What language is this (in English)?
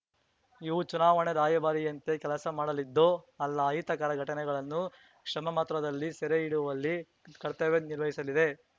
Kannada